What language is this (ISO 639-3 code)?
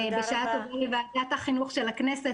heb